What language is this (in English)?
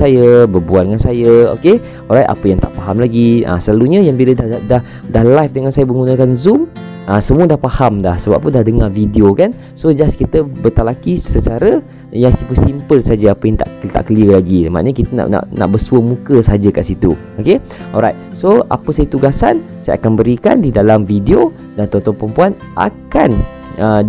Malay